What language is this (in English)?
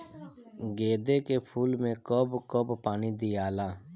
Bhojpuri